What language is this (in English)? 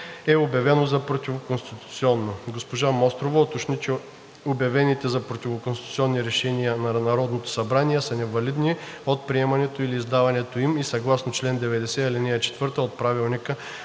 Bulgarian